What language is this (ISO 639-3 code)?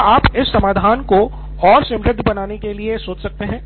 hin